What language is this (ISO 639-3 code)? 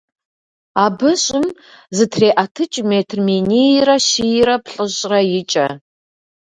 kbd